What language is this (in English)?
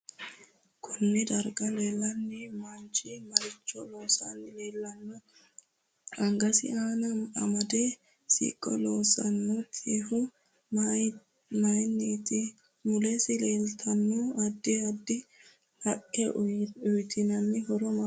Sidamo